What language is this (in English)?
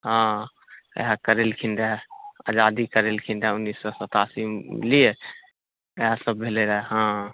Maithili